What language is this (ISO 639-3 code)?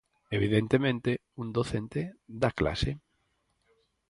glg